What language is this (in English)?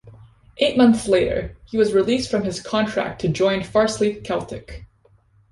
English